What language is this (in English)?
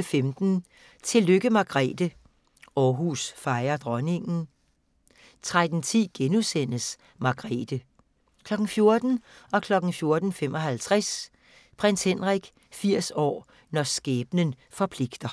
Danish